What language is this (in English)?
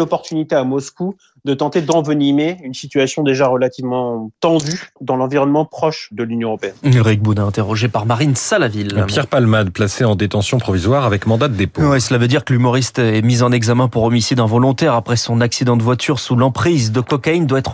French